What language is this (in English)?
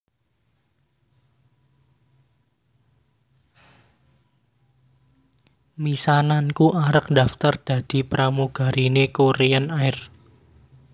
Javanese